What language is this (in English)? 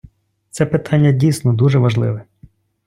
Ukrainian